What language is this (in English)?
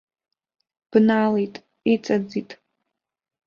Abkhazian